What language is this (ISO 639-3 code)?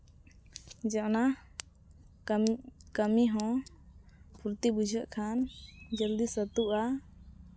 sat